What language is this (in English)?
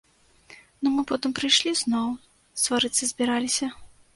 Belarusian